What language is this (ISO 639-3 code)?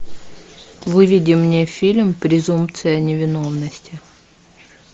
rus